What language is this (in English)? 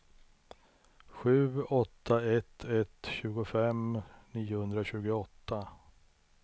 Swedish